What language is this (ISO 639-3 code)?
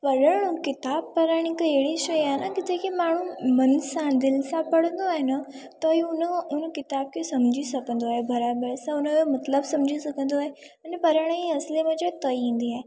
snd